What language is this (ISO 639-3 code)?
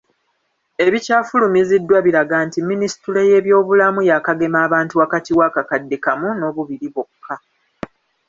lug